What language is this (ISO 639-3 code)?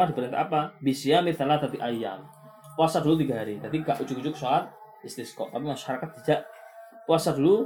msa